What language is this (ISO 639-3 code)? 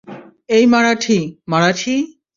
ben